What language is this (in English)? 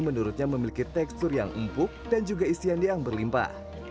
Indonesian